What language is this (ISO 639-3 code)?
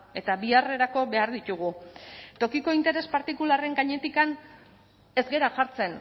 eus